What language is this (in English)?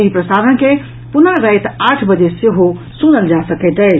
Maithili